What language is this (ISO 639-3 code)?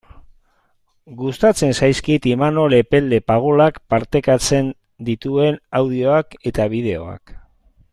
eus